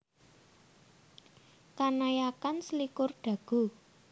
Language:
Javanese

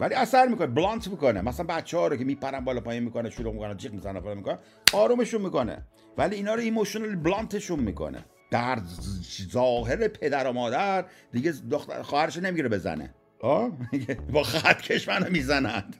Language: Persian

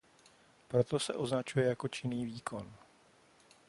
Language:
Czech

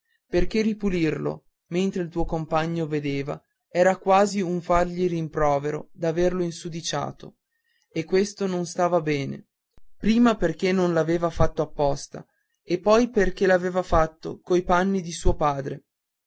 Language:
Italian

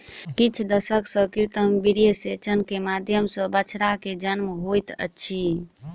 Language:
Maithili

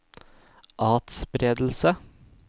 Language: Norwegian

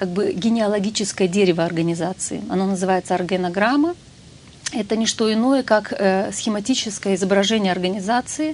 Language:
Russian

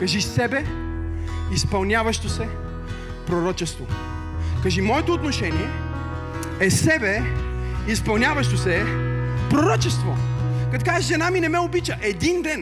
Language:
Bulgarian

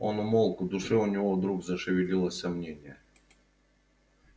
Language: Russian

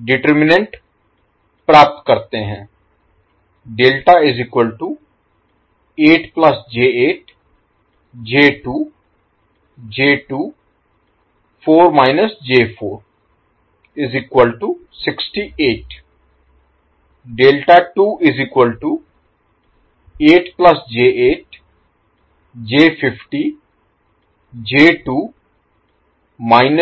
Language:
Hindi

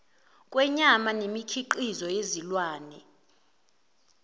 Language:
Zulu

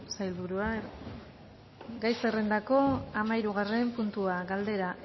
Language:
Basque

